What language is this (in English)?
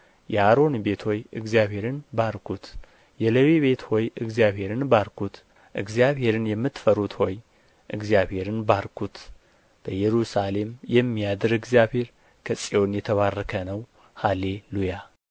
Amharic